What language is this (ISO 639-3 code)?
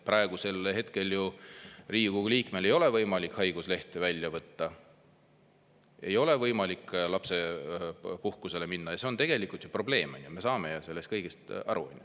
est